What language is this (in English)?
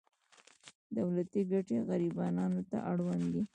Pashto